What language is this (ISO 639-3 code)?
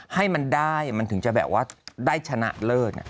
tha